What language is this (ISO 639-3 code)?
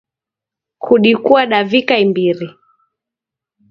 dav